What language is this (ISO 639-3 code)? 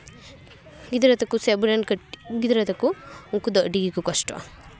sat